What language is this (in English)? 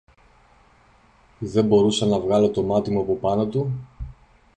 Greek